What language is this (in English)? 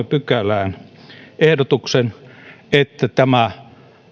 Finnish